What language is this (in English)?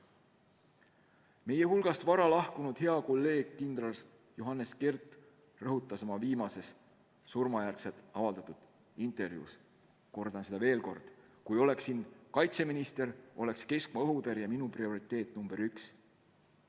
Estonian